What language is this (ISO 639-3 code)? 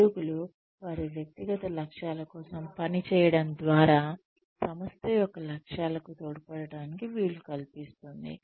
tel